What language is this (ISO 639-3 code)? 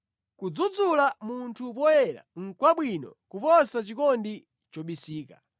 nya